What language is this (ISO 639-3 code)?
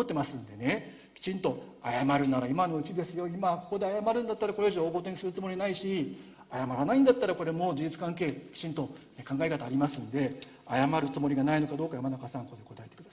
jpn